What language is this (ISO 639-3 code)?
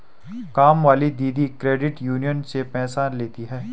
hin